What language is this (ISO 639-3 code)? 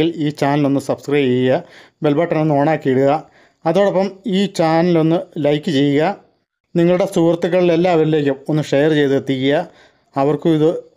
mal